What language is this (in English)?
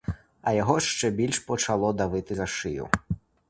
Ukrainian